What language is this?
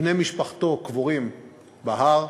Hebrew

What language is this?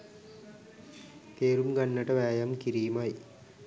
Sinhala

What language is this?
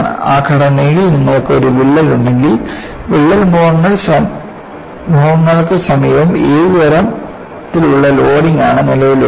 Malayalam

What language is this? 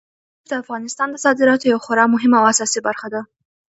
Pashto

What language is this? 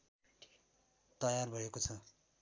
Nepali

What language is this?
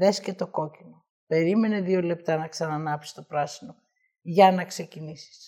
Greek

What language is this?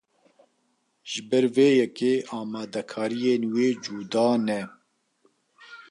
Kurdish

